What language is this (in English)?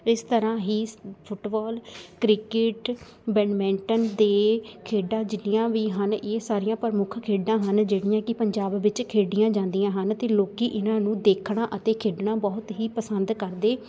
Punjabi